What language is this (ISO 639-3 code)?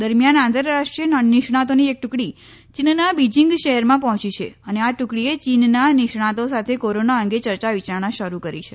guj